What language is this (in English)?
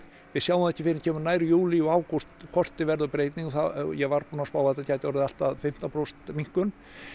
Icelandic